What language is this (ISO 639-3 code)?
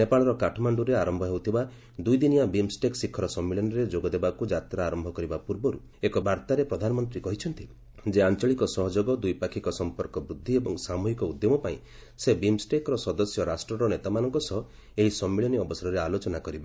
ori